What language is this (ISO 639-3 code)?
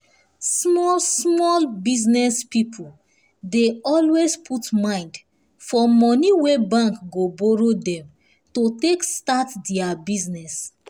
pcm